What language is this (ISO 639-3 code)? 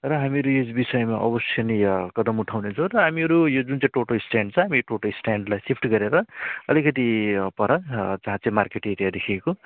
nep